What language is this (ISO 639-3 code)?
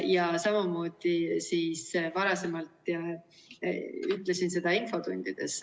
est